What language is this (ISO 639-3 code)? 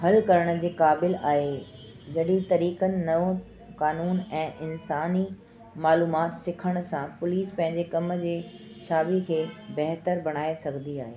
snd